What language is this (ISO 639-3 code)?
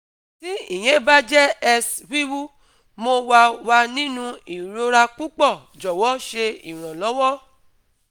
yor